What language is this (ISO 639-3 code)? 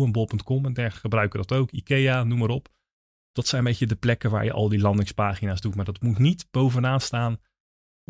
nld